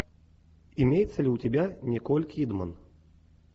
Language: Russian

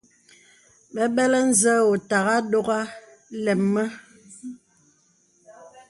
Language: Bebele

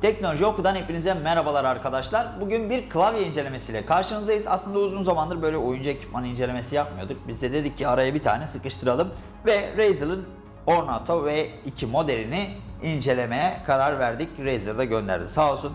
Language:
Turkish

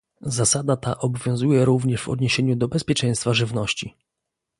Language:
Polish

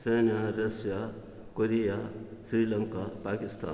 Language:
Telugu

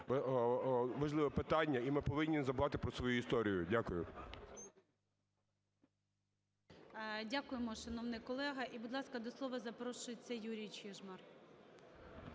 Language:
Ukrainian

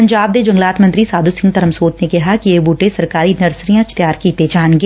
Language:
Punjabi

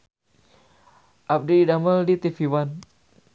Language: Sundanese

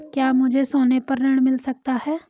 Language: Hindi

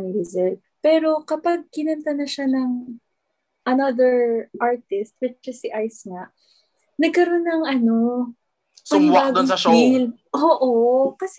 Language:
Filipino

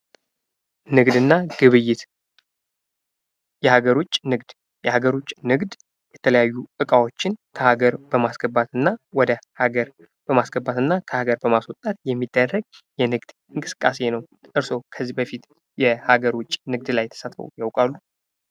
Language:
Amharic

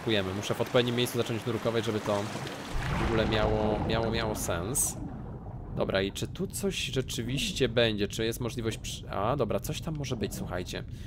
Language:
Polish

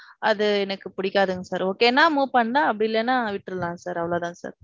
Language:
Tamil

